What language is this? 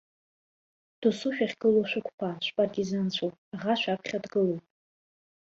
Abkhazian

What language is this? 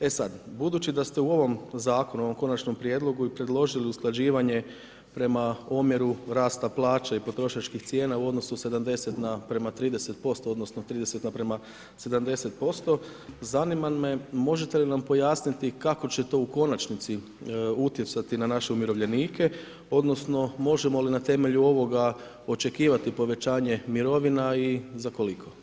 Croatian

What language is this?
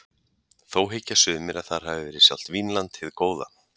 Icelandic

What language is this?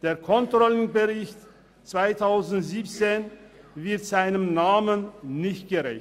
Swiss German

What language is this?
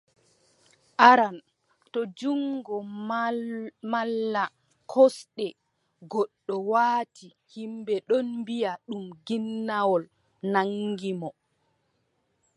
Adamawa Fulfulde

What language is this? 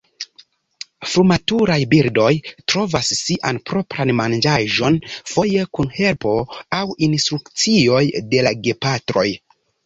Esperanto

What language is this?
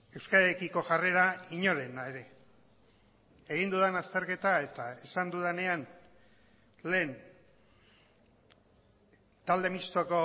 Basque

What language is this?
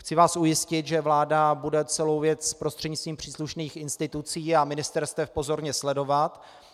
Czech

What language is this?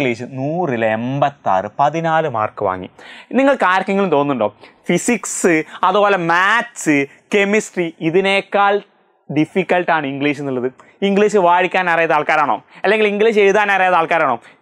Malayalam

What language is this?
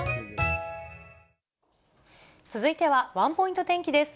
Japanese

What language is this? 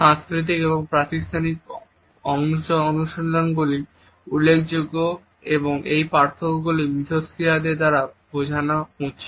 Bangla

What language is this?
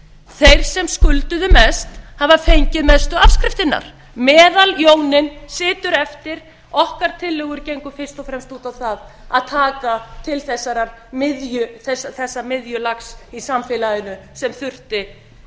Icelandic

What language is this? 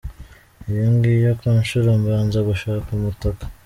Kinyarwanda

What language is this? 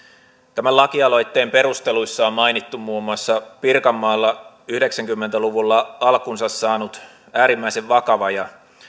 Finnish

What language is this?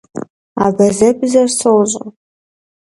Kabardian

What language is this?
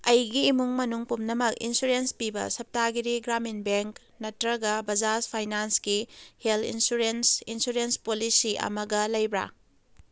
Manipuri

